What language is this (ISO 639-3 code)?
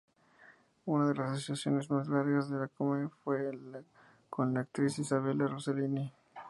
spa